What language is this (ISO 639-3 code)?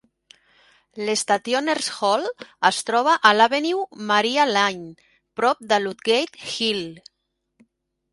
cat